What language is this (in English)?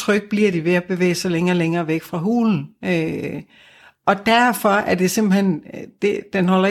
Danish